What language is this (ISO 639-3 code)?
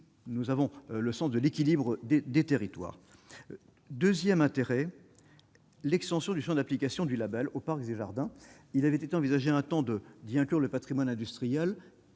fra